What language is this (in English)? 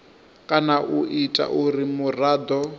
Venda